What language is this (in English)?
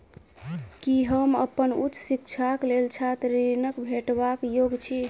Maithili